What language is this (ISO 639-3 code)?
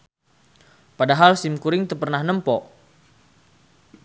sun